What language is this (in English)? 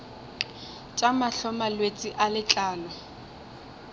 Northern Sotho